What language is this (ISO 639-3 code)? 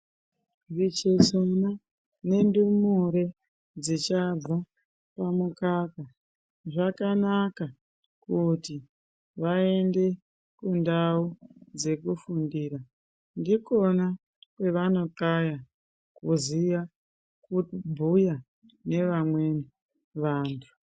ndc